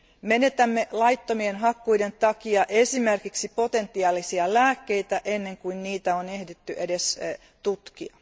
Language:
Finnish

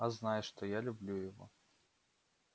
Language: Russian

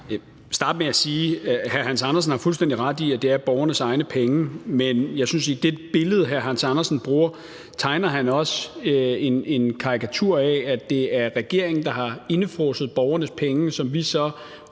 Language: Danish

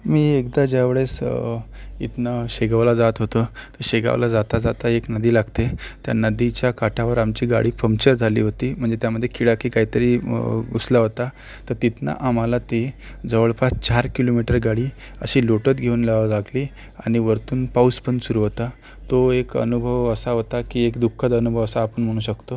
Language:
Marathi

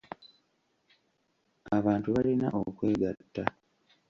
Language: Ganda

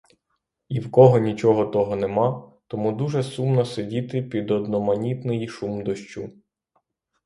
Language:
Ukrainian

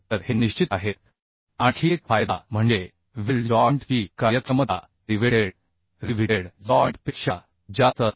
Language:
Marathi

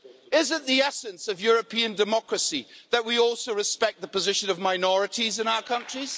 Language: English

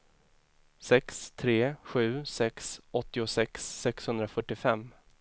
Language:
Swedish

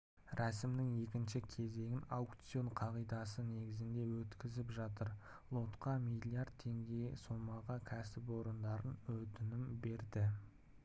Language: Kazakh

